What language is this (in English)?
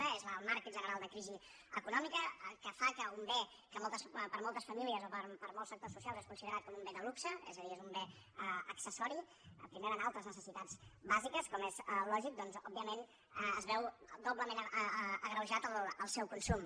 Catalan